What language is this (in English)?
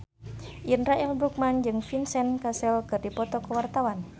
Sundanese